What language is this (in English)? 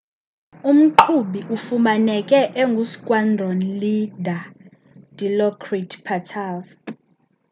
Xhosa